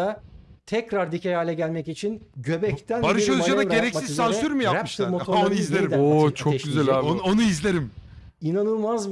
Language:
Turkish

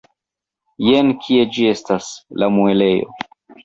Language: Esperanto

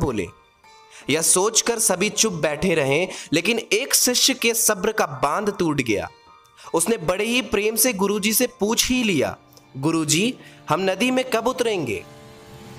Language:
Hindi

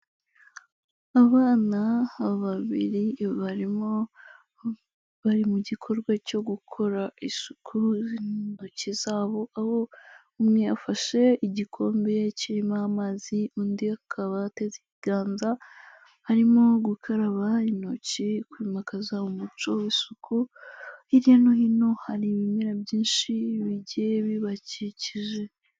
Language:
Kinyarwanda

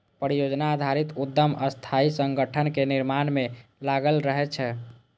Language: Maithili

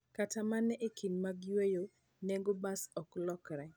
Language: Luo (Kenya and Tanzania)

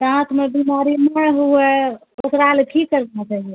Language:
Maithili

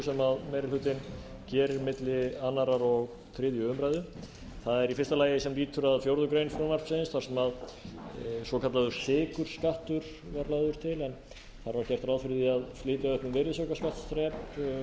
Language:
Icelandic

